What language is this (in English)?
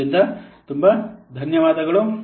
Kannada